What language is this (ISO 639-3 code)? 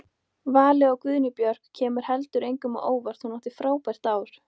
isl